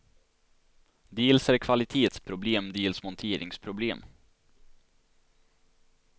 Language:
Swedish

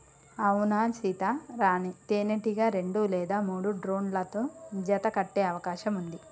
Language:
Telugu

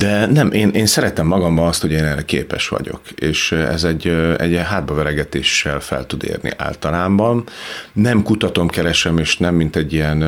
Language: Hungarian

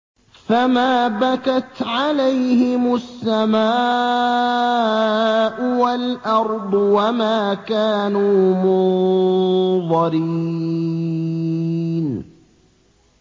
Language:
Arabic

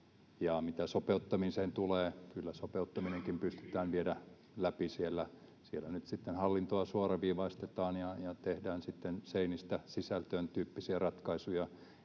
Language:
Finnish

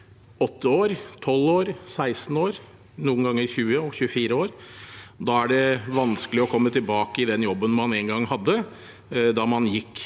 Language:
Norwegian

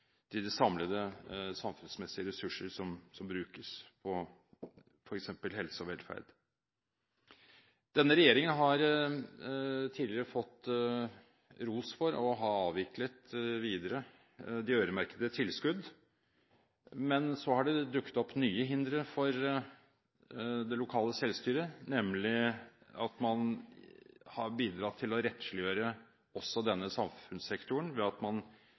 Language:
Norwegian Bokmål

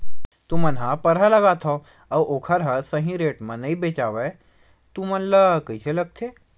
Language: Chhattisgarhi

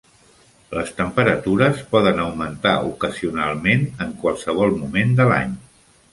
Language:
Catalan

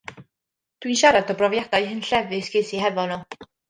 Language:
Welsh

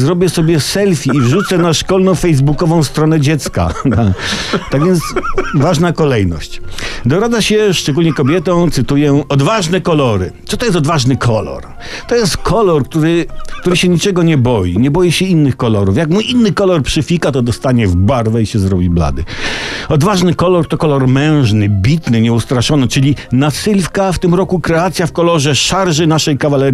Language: Polish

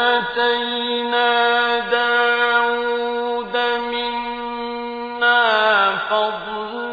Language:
Arabic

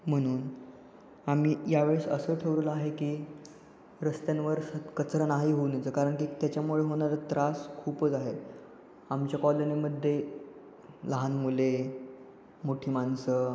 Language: Marathi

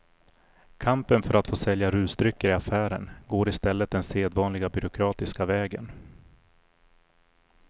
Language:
Swedish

